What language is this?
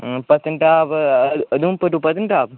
Dogri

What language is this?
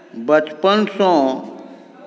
Maithili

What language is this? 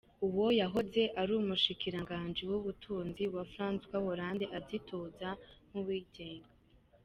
Kinyarwanda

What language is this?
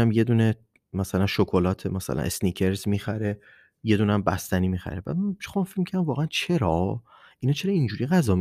Persian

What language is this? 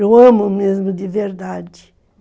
Portuguese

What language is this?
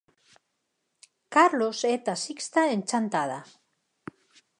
Galician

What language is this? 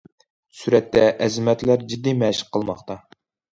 Uyghur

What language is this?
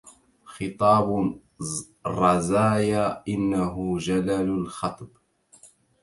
Arabic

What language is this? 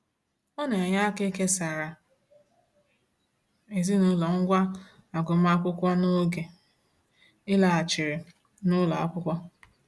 Igbo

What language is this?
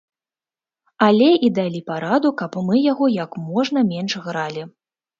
Belarusian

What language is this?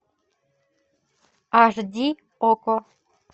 Russian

